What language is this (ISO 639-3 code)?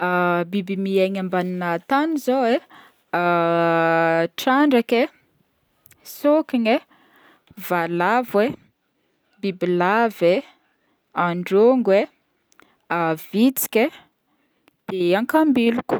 bmm